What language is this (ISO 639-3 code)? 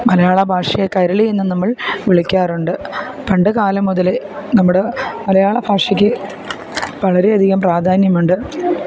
mal